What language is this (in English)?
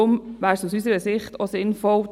Swiss German